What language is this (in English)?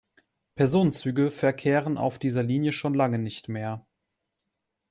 German